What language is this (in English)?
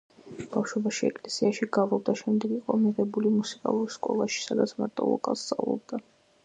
Georgian